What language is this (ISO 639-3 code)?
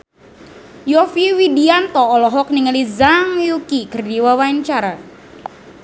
sun